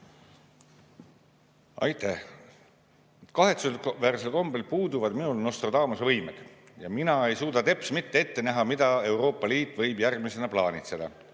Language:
Estonian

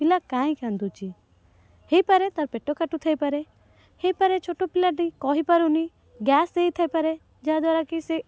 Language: Odia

